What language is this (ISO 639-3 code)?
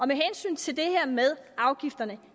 dan